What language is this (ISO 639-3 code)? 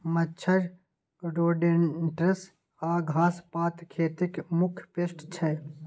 mai